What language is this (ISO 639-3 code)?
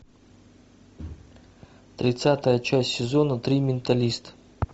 rus